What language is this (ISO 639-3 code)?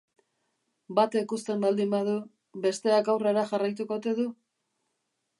eus